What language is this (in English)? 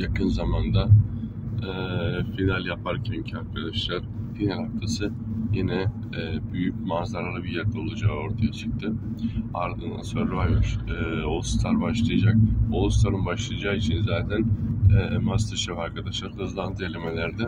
Turkish